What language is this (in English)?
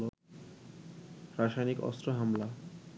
Bangla